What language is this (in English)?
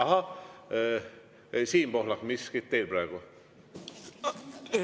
Estonian